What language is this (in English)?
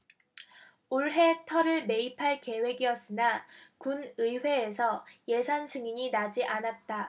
Korean